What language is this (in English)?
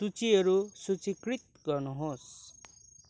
Nepali